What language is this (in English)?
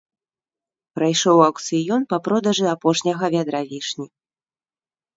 Belarusian